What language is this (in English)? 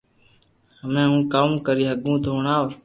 Loarki